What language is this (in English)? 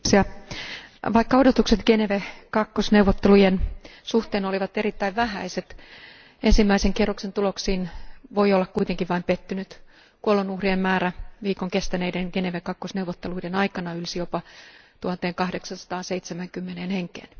Finnish